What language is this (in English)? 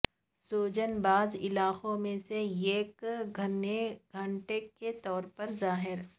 Urdu